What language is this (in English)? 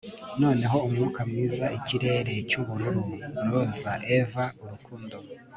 Kinyarwanda